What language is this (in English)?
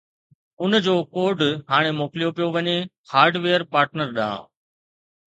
Sindhi